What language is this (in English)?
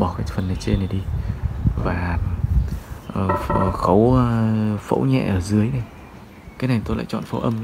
Vietnamese